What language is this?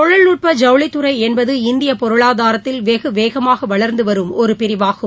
Tamil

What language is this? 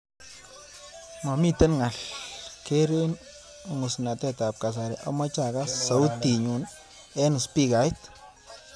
Kalenjin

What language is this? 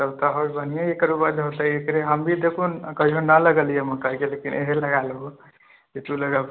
Maithili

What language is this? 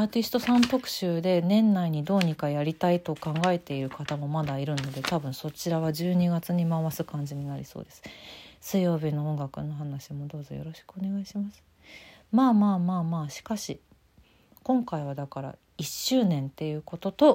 Japanese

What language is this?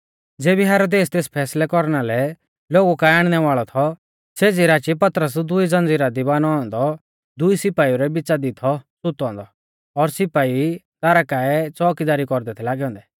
Mahasu Pahari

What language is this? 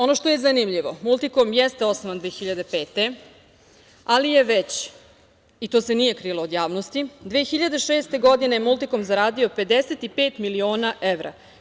Serbian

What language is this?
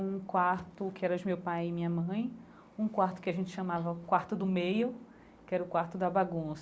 Portuguese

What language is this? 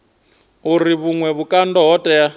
Venda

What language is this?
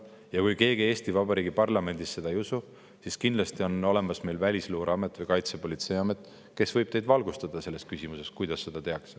Estonian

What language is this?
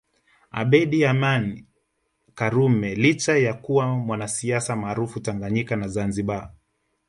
Swahili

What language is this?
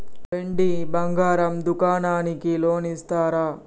Telugu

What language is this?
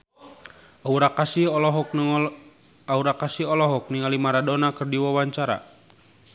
Sundanese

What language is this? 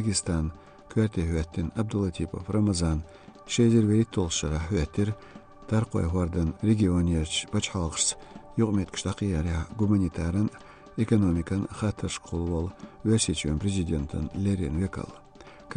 Dutch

